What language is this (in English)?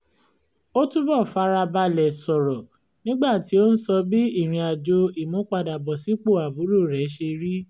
Yoruba